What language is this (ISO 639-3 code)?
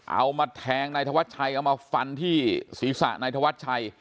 tha